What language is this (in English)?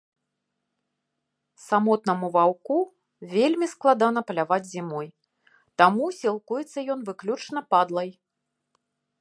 Belarusian